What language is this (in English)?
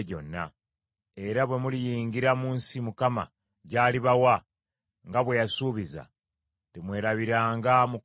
Ganda